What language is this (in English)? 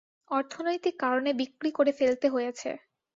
Bangla